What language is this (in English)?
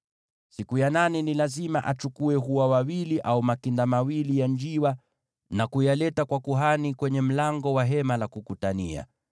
Swahili